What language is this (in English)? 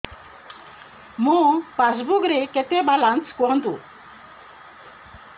Odia